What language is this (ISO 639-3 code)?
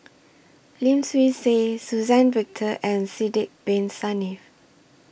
eng